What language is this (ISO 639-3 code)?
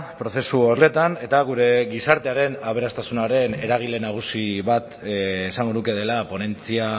eus